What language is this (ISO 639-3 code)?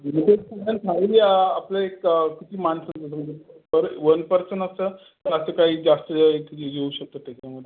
mar